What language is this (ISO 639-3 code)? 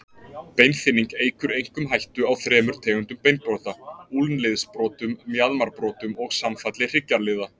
isl